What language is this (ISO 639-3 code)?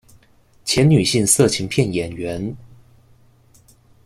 zho